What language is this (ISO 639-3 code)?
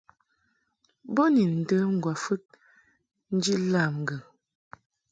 mhk